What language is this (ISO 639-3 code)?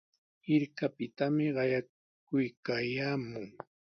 qws